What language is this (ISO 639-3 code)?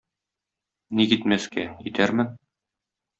tat